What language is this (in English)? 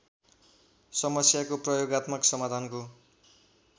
Nepali